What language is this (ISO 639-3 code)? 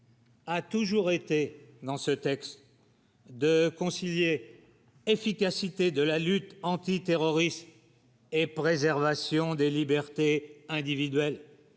fra